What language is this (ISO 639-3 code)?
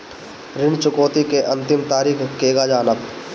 bho